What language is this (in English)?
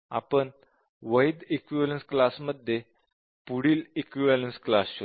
Marathi